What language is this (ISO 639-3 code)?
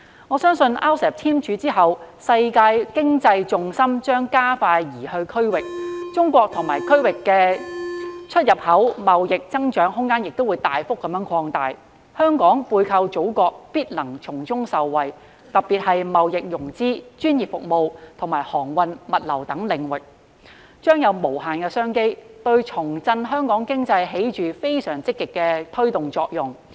yue